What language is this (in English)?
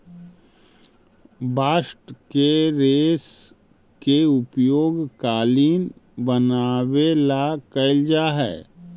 Magahi